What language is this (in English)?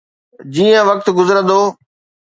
Sindhi